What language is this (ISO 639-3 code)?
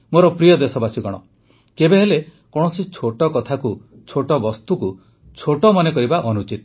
ori